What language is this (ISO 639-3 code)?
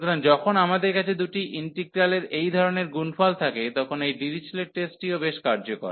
ben